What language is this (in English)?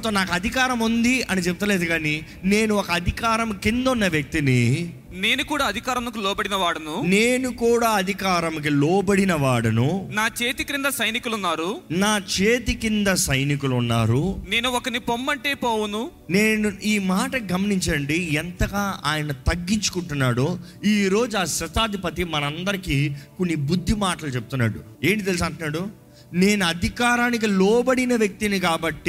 Telugu